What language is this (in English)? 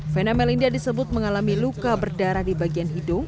Indonesian